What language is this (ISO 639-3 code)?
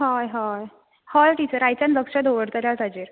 kok